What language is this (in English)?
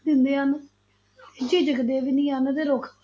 Punjabi